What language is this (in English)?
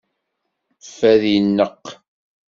Kabyle